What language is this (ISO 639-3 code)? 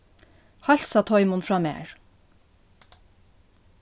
fao